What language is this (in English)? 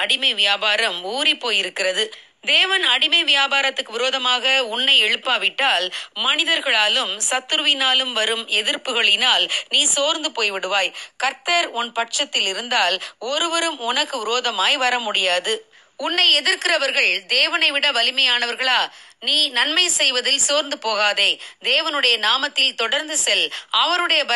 Russian